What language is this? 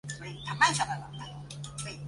Chinese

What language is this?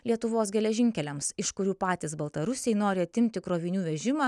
Lithuanian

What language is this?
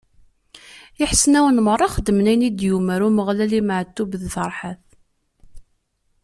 Kabyle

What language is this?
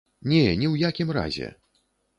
Belarusian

